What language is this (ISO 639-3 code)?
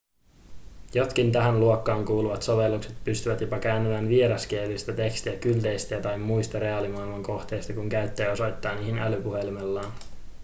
fin